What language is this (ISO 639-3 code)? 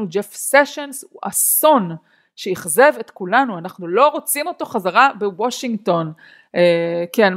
heb